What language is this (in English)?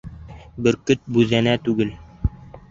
Bashkir